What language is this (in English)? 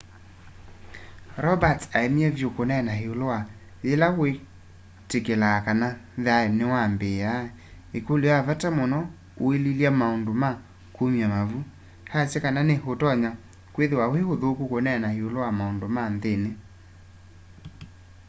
Kamba